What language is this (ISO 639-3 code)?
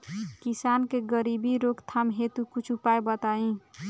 bho